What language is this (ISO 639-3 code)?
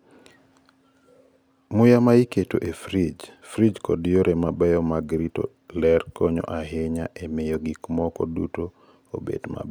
luo